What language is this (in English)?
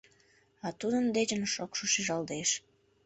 Mari